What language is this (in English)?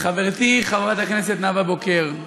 Hebrew